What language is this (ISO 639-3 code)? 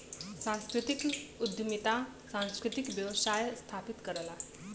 bho